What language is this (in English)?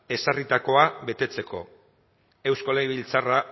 Basque